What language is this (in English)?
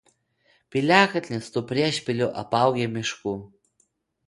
Lithuanian